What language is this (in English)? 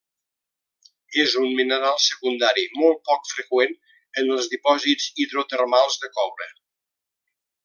Catalan